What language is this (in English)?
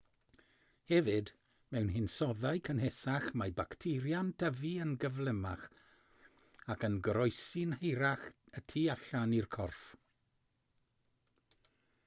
Welsh